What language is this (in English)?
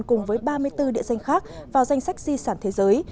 Vietnamese